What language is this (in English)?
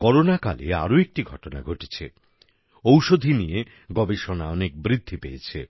Bangla